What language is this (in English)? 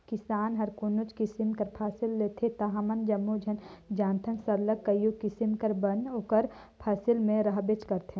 Chhattisgarhi